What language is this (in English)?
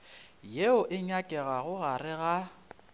Northern Sotho